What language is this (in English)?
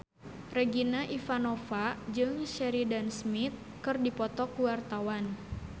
Sundanese